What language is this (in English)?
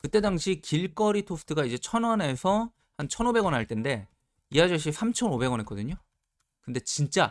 Korean